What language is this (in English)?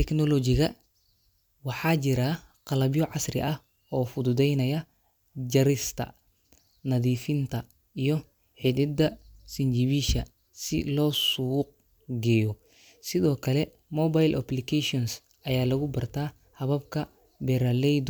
Somali